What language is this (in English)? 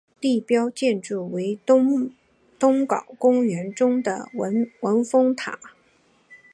Chinese